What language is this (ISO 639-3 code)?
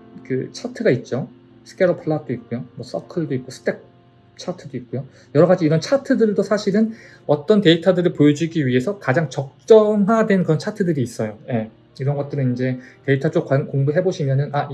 kor